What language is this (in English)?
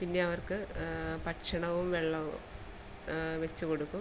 Malayalam